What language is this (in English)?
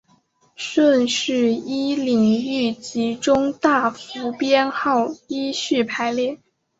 Chinese